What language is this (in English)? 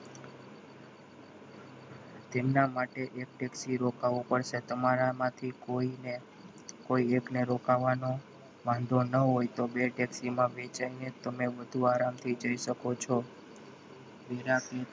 Gujarati